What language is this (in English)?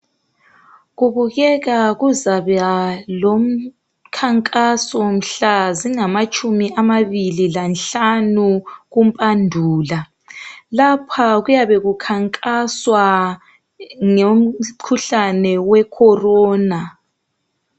North Ndebele